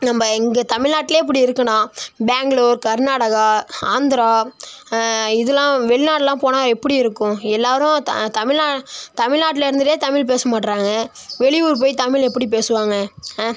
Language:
Tamil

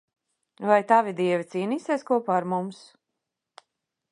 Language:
Latvian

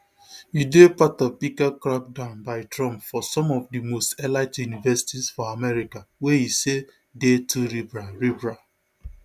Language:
Nigerian Pidgin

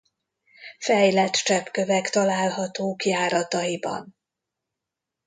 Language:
Hungarian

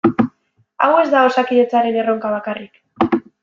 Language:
Basque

